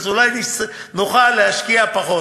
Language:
Hebrew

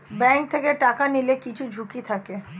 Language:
Bangla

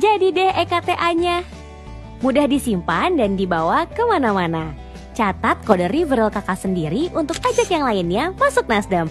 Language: Indonesian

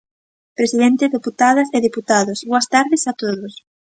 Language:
Galician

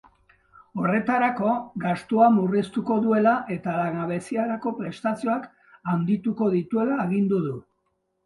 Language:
Basque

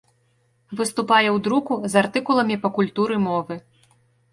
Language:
Belarusian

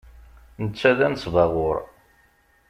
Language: Kabyle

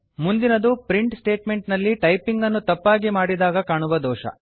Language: Kannada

